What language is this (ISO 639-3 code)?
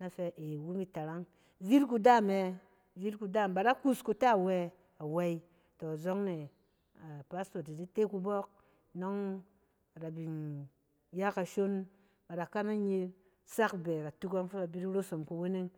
cen